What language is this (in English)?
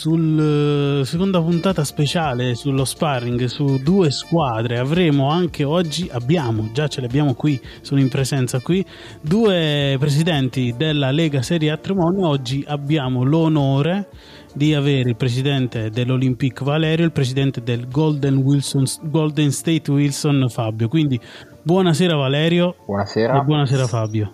Italian